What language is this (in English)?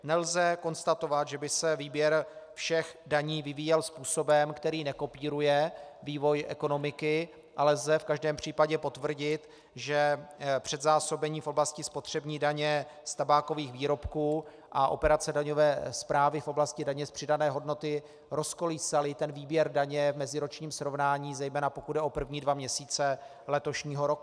Czech